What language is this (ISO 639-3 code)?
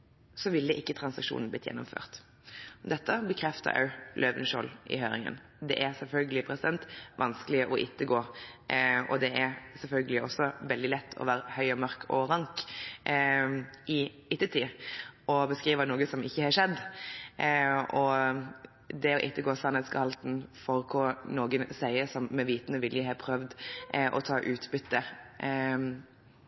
nob